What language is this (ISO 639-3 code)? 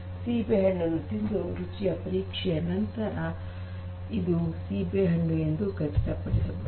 kan